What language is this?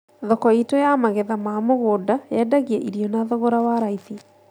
Kikuyu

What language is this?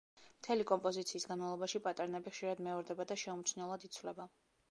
Georgian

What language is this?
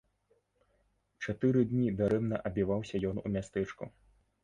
Belarusian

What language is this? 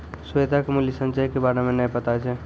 Maithili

